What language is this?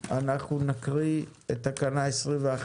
Hebrew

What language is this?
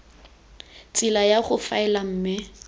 Tswana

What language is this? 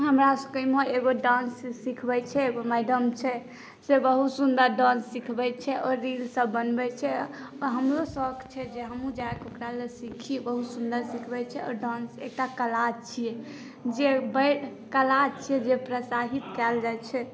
Maithili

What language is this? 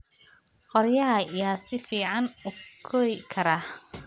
Somali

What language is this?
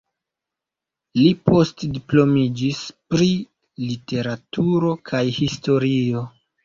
Esperanto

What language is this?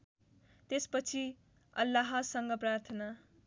Nepali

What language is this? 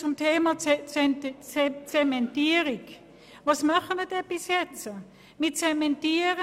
Swiss German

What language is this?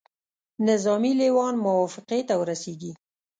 Pashto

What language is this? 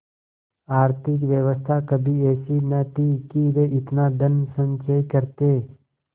Hindi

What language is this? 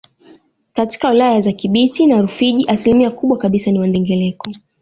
Swahili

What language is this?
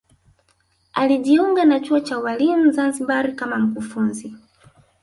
Swahili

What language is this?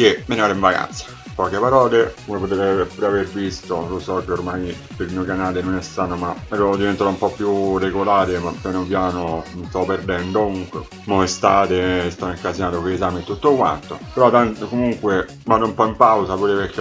Italian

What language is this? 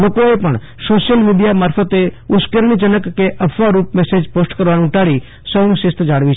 Gujarati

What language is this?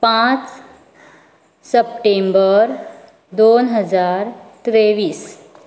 Konkani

